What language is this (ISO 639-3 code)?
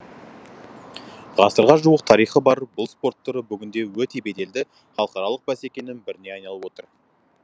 kaz